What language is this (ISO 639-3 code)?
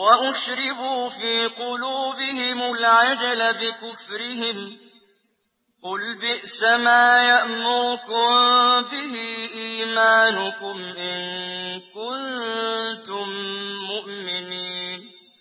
ara